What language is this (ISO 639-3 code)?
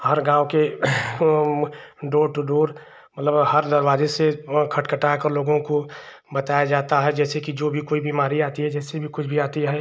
hin